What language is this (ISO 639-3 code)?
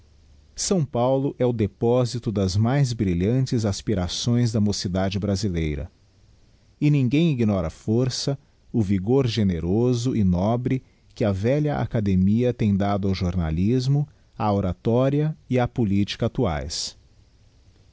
por